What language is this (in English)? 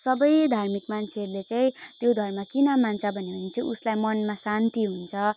Nepali